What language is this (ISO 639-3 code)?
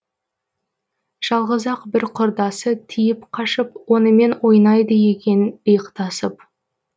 kaz